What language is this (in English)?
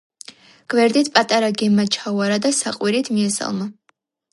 Georgian